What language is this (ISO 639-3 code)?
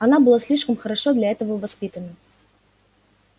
rus